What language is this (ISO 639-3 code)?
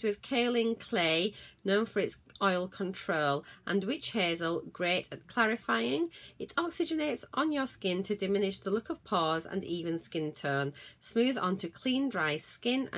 eng